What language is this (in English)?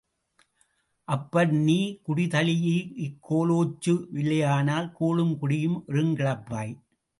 Tamil